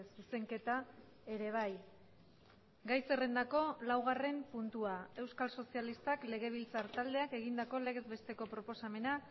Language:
Basque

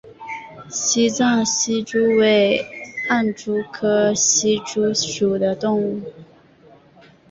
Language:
Chinese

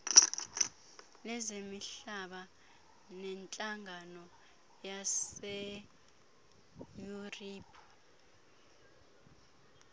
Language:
Xhosa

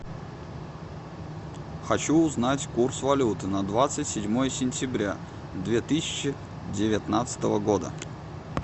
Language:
Russian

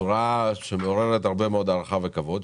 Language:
Hebrew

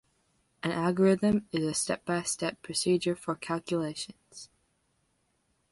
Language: English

